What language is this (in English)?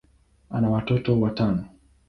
Swahili